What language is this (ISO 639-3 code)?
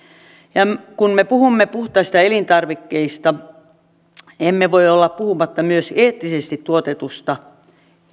fin